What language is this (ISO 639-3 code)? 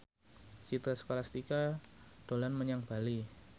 jav